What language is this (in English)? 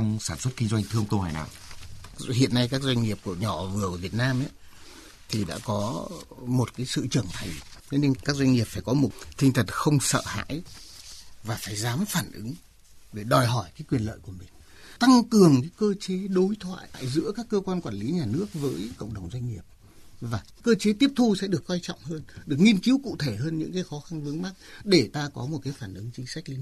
Vietnamese